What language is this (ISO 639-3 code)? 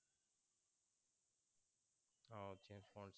ben